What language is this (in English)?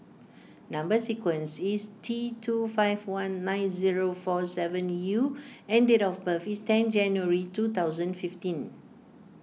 English